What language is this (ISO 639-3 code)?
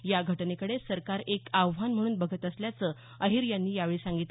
mar